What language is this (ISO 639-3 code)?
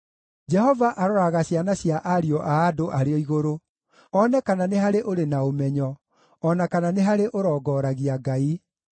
kik